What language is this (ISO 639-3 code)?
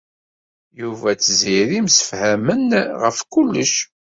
kab